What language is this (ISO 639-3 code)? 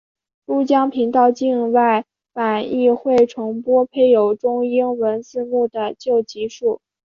zho